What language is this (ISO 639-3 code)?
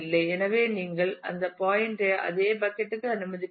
tam